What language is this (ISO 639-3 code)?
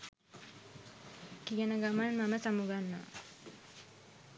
sin